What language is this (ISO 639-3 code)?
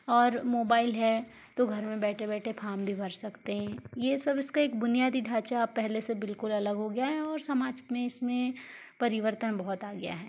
hin